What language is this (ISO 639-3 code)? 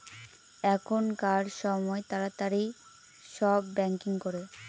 ben